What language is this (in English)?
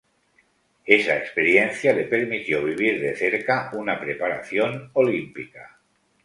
Spanish